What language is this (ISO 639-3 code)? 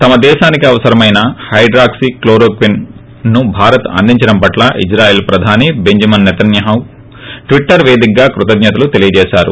tel